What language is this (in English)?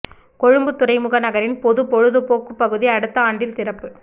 Tamil